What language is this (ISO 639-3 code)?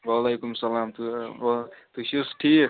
kas